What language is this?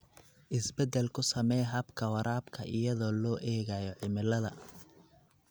Somali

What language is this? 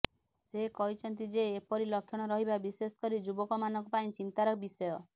Odia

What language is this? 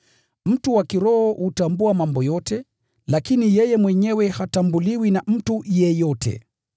Swahili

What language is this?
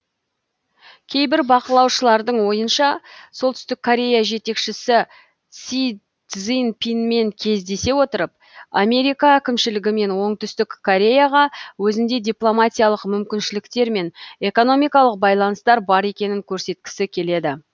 Kazakh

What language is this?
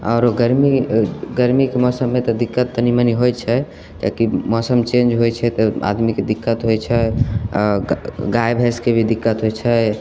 Maithili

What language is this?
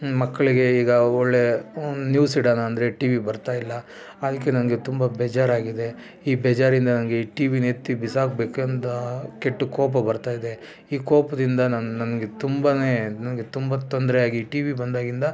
Kannada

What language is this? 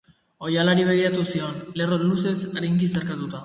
Basque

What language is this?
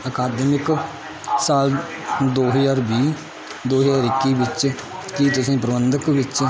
Punjabi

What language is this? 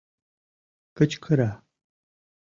Mari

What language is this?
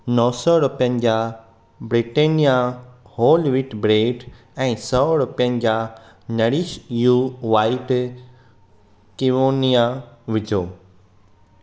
Sindhi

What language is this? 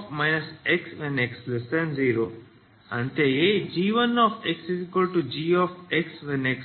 Kannada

